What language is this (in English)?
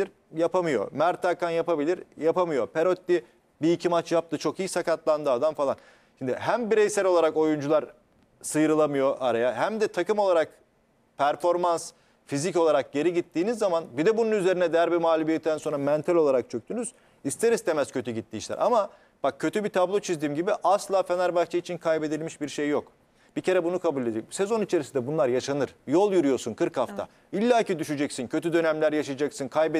Turkish